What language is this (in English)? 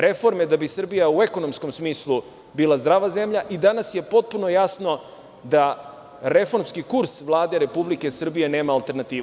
Serbian